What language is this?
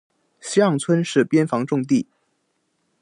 Chinese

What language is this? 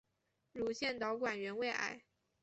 Chinese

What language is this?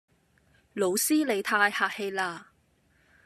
Cantonese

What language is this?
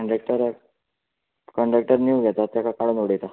Konkani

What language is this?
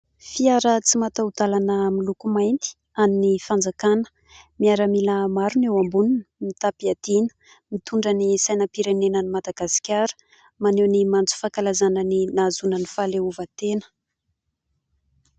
Malagasy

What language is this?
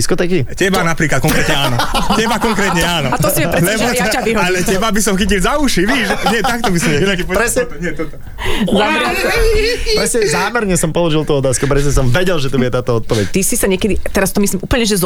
Slovak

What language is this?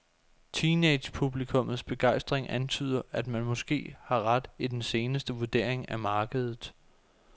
Danish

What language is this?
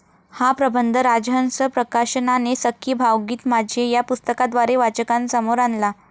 Marathi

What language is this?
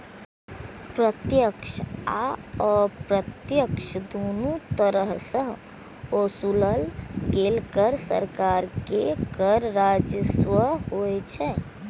Maithili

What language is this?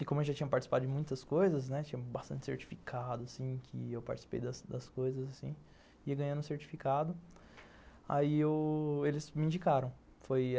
Portuguese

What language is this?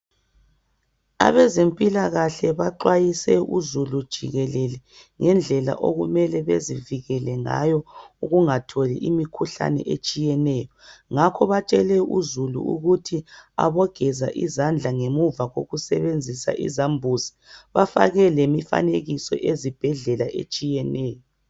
North Ndebele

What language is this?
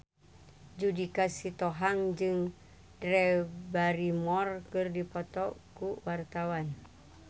Sundanese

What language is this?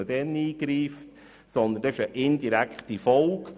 Swiss German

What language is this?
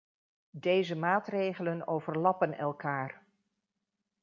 Dutch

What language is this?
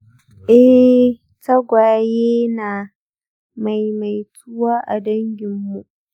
Hausa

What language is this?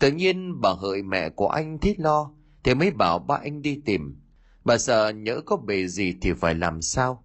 Vietnamese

